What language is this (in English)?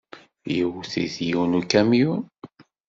Kabyle